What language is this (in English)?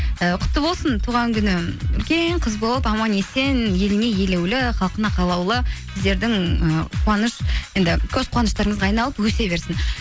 Kazakh